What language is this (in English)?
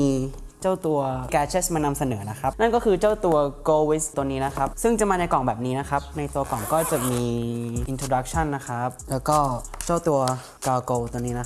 Thai